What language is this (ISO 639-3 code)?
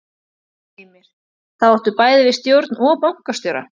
isl